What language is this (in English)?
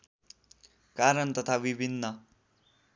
Nepali